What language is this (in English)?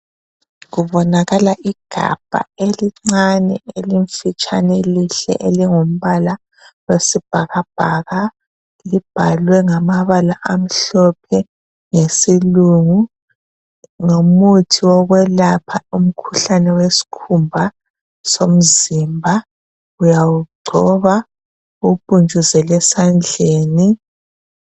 North Ndebele